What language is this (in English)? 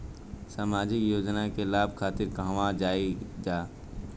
Bhojpuri